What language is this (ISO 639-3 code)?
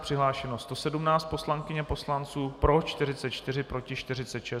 ces